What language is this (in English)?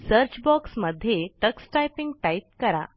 Marathi